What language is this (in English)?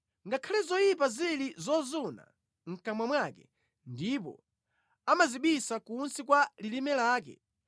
Nyanja